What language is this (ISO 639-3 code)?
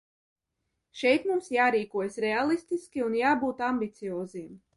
lav